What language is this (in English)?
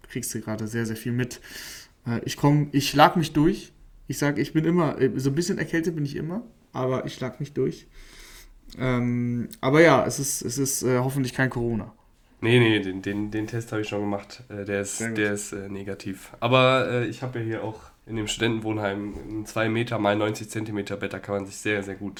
German